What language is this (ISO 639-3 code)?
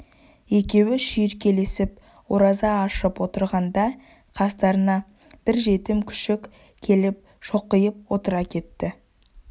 kaz